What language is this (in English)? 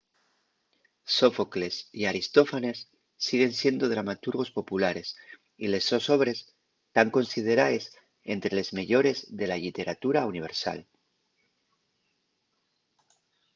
Asturian